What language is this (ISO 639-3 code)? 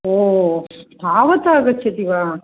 san